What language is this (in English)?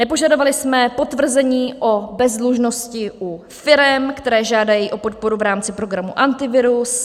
Czech